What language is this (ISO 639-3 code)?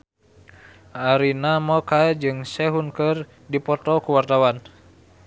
sun